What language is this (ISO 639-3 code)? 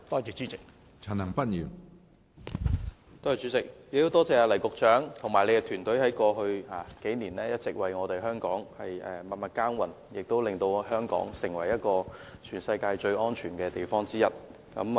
yue